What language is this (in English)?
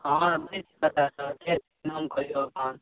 Maithili